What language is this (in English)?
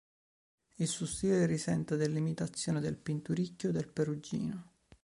Italian